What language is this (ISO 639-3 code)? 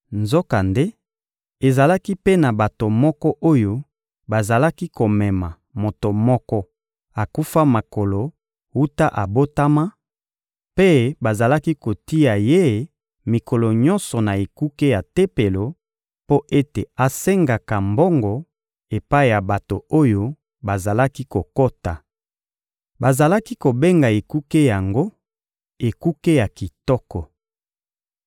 lin